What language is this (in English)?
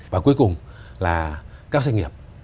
Vietnamese